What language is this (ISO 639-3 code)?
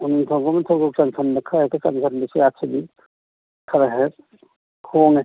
mni